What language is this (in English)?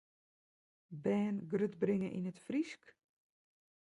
Western Frisian